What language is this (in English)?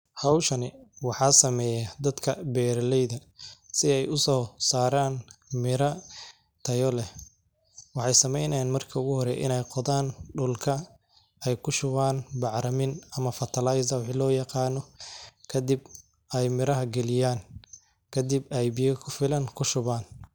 Somali